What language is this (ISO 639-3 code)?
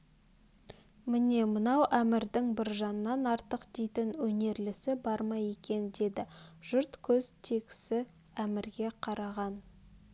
kaz